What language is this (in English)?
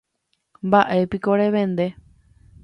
Guarani